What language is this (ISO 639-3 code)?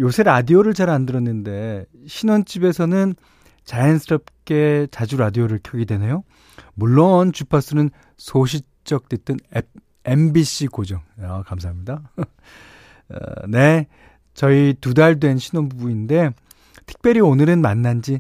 kor